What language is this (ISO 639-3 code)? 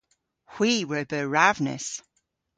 cor